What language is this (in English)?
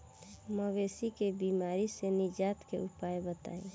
Bhojpuri